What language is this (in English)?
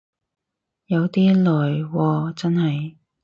Cantonese